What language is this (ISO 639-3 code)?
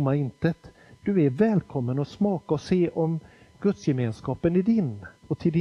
swe